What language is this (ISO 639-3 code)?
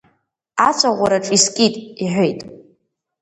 abk